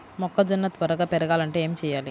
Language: Telugu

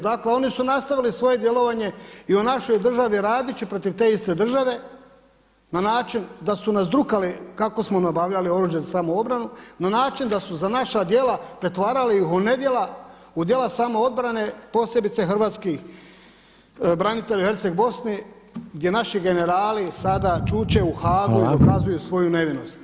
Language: Croatian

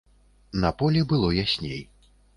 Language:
Belarusian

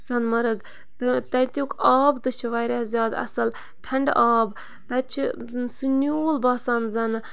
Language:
Kashmiri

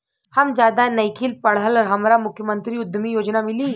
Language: Bhojpuri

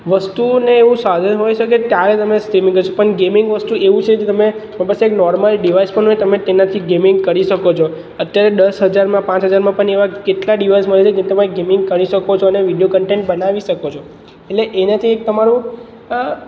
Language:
Gujarati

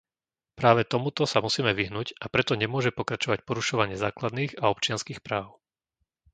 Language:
Slovak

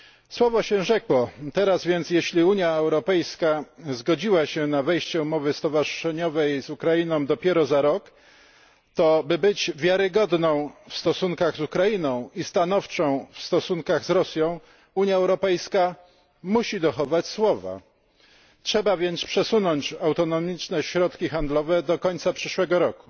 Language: Polish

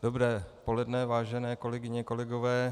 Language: Czech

